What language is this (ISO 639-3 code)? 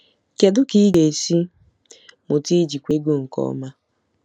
ibo